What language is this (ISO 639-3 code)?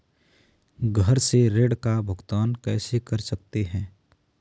hin